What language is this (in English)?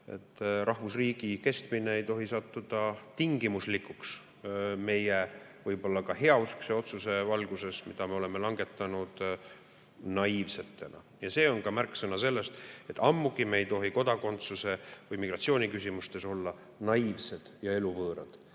Estonian